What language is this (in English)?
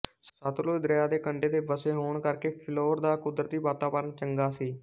Punjabi